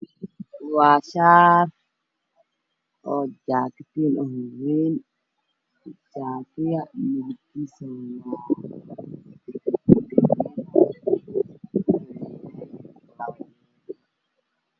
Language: Somali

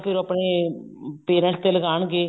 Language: Punjabi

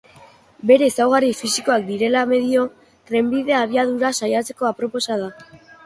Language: Basque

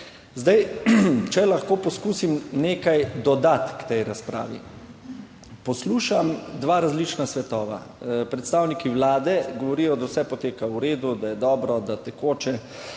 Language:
Slovenian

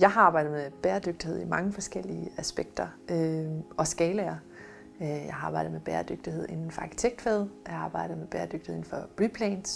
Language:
Danish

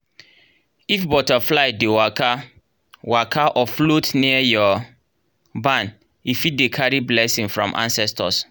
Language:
Nigerian Pidgin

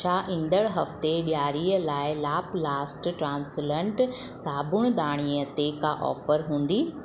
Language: Sindhi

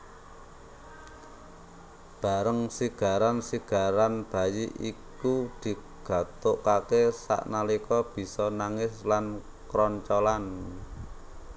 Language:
Javanese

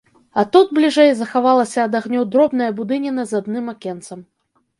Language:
Belarusian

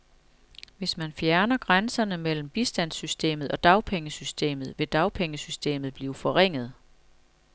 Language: Danish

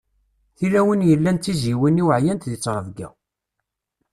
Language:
Kabyle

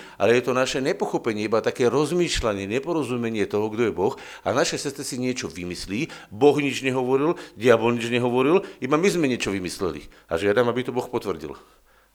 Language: Slovak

